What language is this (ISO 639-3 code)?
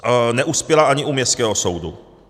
ces